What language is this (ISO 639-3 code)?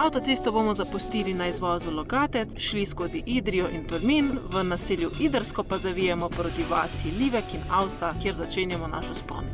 slv